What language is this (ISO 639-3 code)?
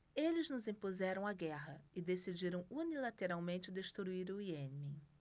por